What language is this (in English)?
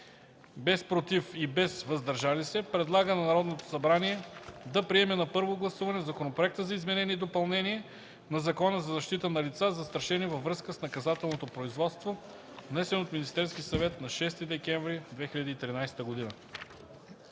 Bulgarian